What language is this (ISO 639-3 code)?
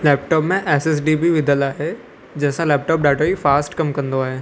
snd